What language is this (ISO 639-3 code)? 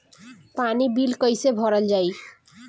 bho